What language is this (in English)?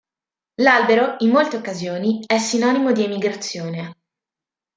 Italian